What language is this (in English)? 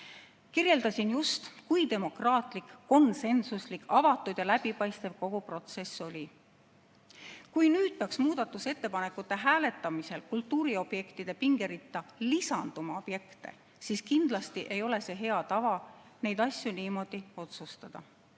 Estonian